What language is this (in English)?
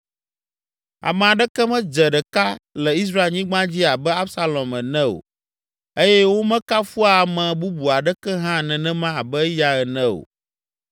Ewe